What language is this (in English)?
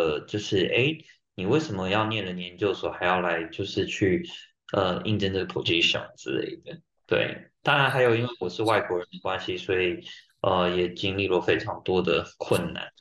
Chinese